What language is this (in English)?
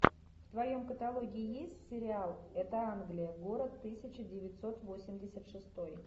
Russian